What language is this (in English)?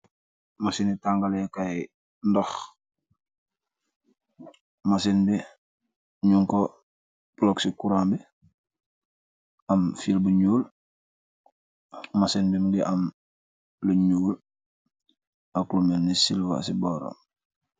Wolof